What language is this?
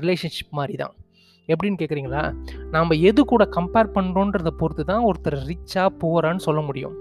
Tamil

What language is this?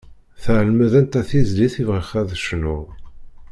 Kabyle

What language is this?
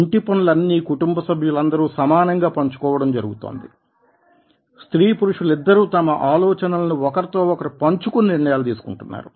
Telugu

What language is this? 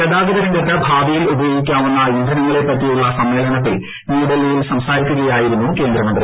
Malayalam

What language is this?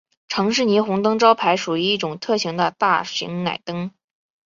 Chinese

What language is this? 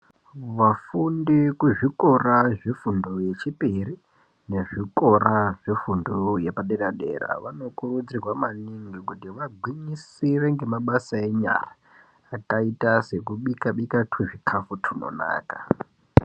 Ndau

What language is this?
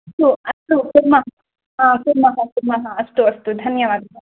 Sanskrit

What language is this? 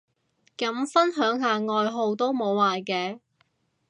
Cantonese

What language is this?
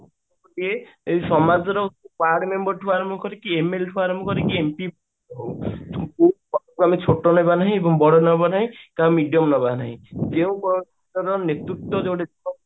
Odia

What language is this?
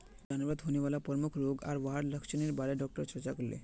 Magahi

